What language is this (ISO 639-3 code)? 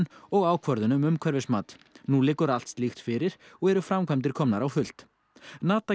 isl